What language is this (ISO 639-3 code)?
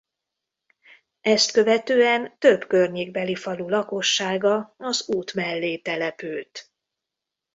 hun